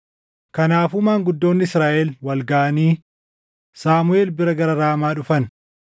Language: Oromo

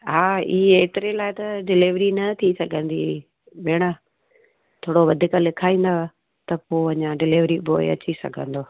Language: Sindhi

